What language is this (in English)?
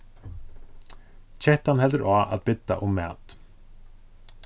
Faroese